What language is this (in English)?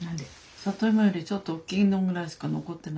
Japanese